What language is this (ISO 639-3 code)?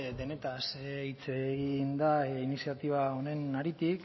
eus